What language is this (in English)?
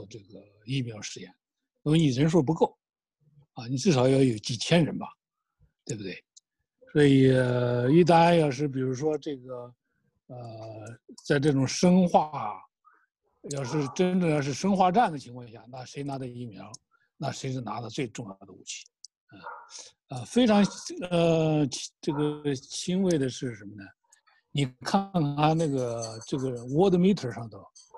Chinese